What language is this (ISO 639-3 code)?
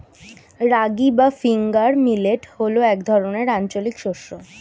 ben